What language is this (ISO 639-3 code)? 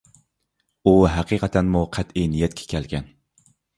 uig